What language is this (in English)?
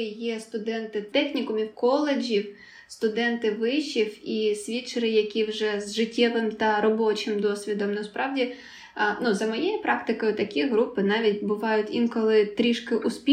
Ukrainian